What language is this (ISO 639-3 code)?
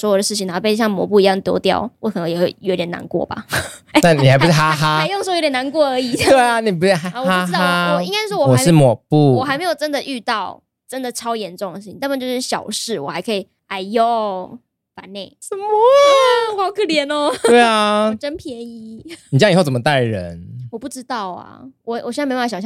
zho